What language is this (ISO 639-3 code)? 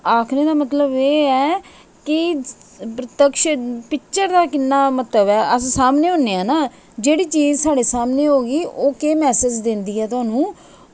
doi